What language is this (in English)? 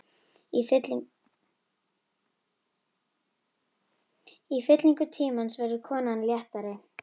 Icelandic